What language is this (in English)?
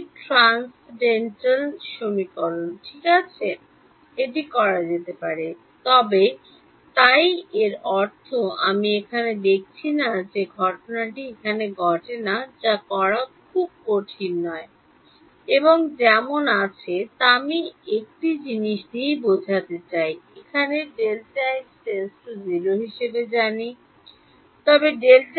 Bangla